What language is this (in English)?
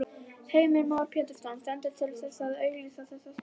Icelandic